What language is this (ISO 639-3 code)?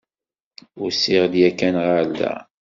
kab